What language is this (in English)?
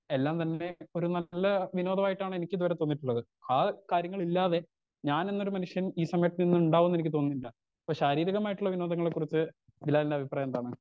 Malayalam